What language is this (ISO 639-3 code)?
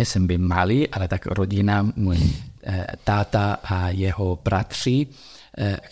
ces